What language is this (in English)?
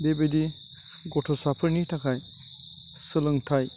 Bodo